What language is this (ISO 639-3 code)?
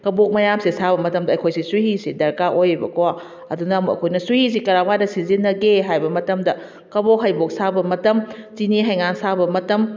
mni